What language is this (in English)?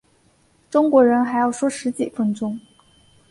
Chinese